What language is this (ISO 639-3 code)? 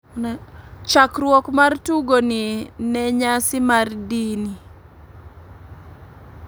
luo